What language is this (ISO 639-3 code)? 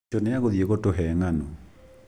kik